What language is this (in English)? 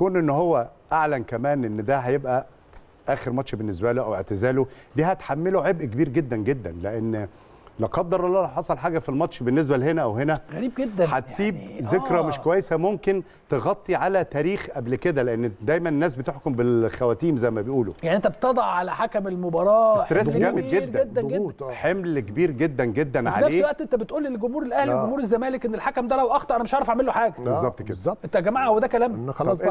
Arabic